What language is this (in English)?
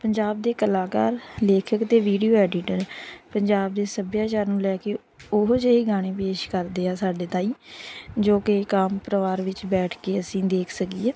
Punjabi